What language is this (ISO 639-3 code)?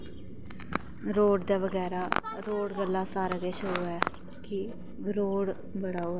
doi